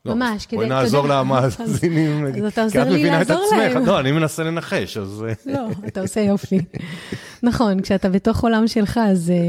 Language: Hebrew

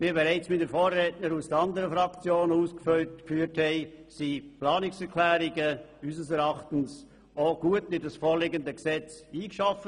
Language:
Swiss German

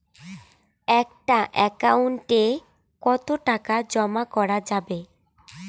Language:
Bangla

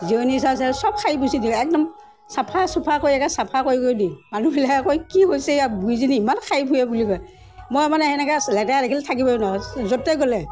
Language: Assamese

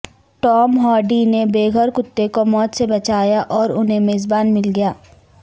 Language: Urdu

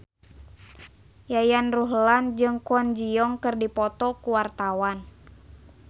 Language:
Sundanese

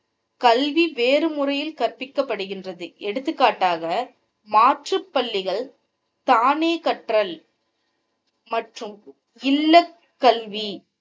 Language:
Tamil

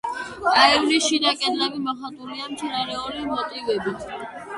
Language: Georgian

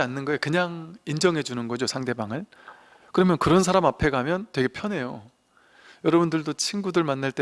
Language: Korean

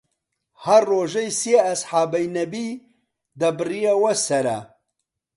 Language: Central Kurdish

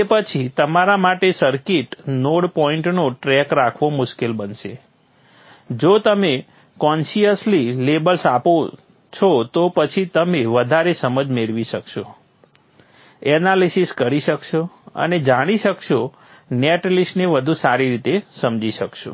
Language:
Gujarati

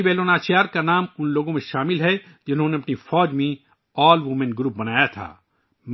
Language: Urdu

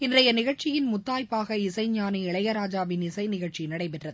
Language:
Tamil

